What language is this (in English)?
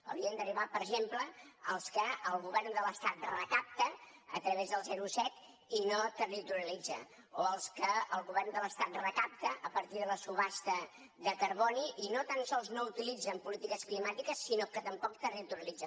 Catalan